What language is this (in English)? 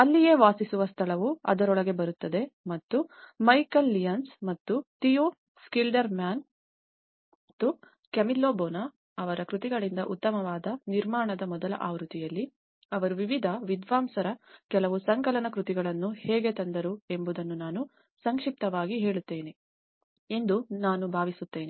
Kannada